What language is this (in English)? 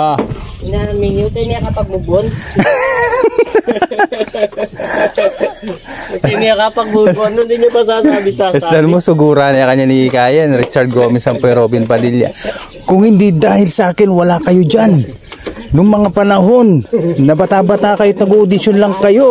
Filipino